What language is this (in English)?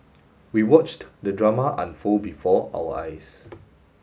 English